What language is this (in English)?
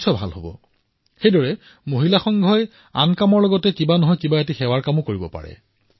Assamese